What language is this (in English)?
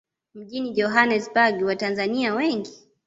Swahili